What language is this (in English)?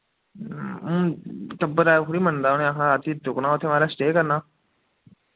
Dogri